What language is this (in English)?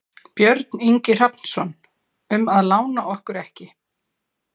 Icelandic